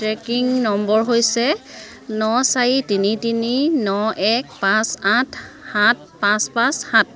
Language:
Assamese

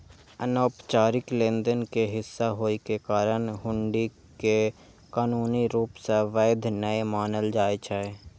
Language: Maithili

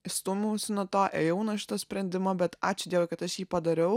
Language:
Lithuanian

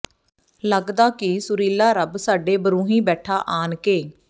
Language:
Punjabi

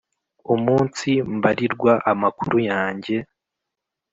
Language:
Kinyarwanda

